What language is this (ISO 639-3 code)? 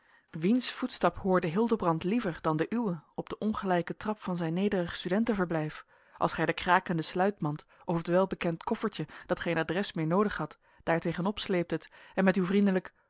nld